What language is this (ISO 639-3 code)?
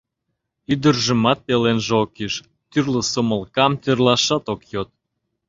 chm